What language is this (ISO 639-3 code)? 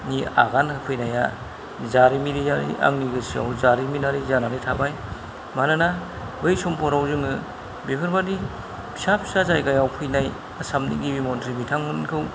brx